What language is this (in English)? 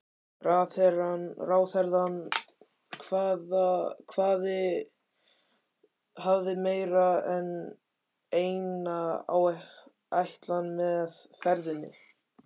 Icelandic